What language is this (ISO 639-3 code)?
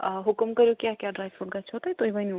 kas